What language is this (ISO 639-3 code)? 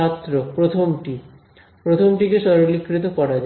ben